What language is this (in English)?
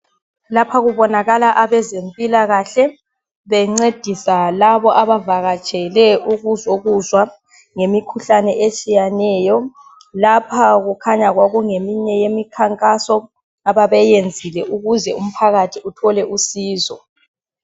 North Ndebele